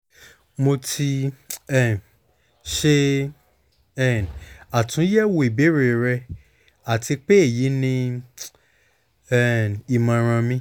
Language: Yoruba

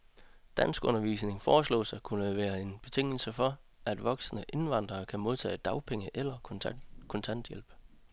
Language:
Danish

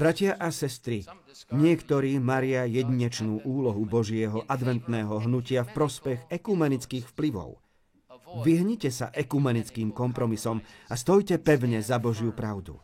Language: Slovak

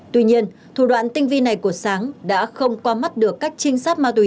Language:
Vietnamese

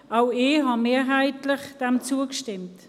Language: Swiss German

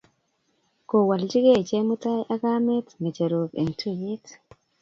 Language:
Kalenjin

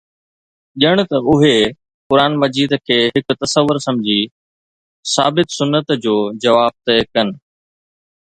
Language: Sindhi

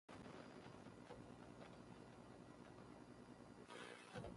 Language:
Central Kurdish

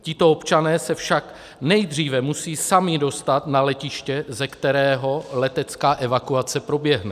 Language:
Czech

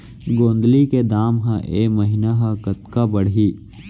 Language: Chhattisgarhi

